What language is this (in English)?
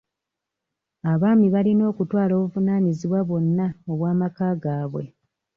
Ganda